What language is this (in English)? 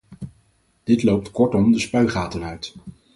Dutch